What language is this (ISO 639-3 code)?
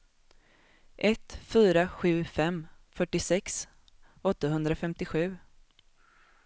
swe